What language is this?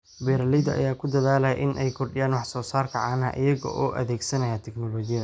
Somali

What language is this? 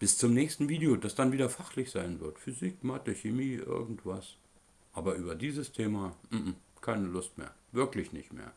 German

